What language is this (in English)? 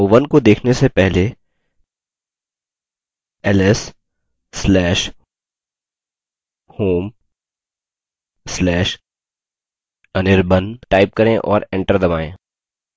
Hindi